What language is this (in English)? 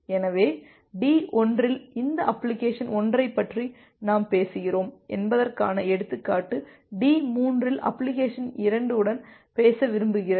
Tamil